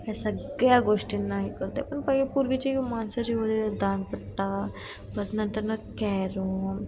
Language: Marathi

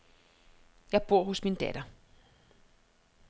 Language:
Danish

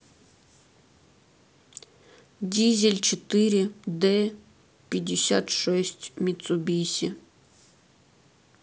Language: Russian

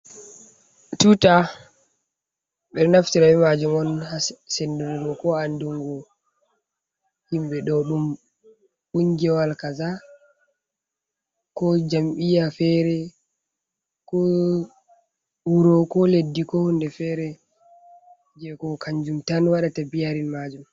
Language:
Fula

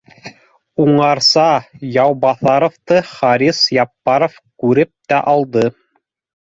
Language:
Bashkir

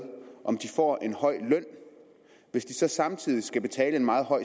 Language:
Danish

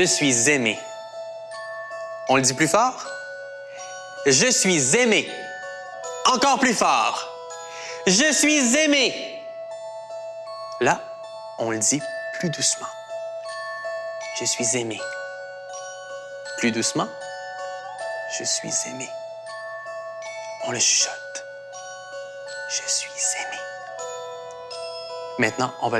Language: French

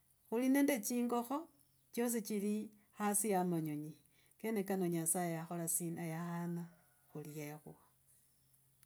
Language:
Logooli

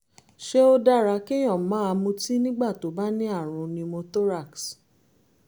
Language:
Yoruba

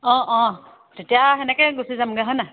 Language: Assamese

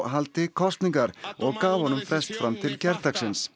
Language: Icelandic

